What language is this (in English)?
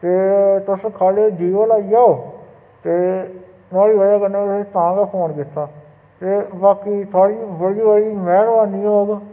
Dogri